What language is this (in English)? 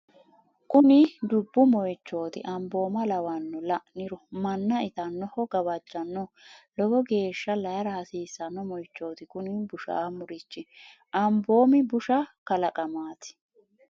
Sidamo